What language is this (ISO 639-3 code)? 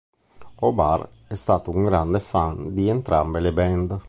ita